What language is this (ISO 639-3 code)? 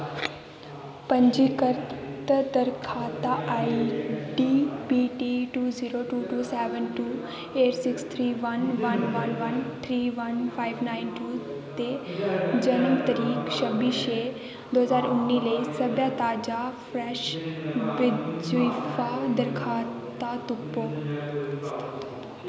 doi